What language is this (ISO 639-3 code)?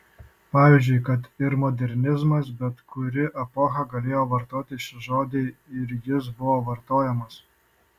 lit